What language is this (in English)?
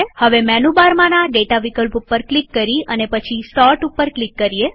Gujarati